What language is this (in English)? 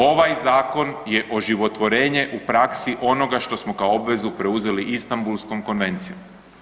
Croatian